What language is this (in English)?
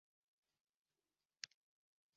Chinese